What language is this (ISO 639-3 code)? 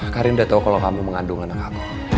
ind